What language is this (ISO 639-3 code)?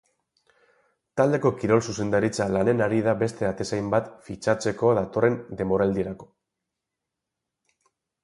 eus